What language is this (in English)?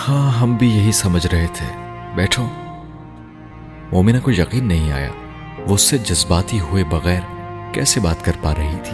Urdu